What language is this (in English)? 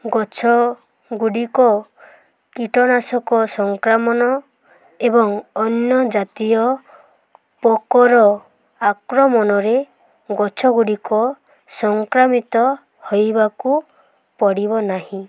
Odia